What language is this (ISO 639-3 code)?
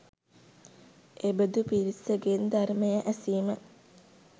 sin